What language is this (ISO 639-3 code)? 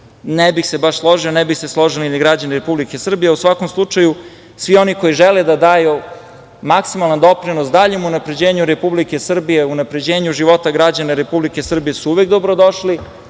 srp